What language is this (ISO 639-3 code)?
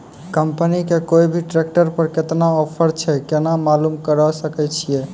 mai